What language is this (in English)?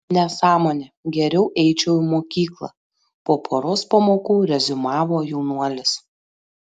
Lithuanian